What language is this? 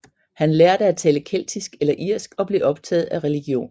Danish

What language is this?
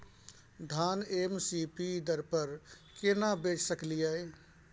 Maithili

